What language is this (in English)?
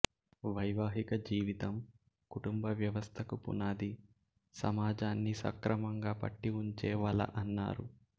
Telugu